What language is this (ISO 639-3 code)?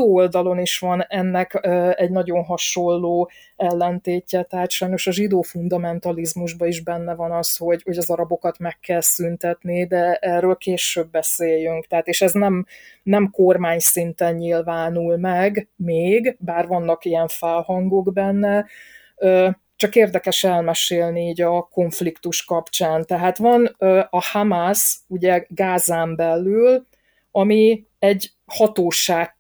hun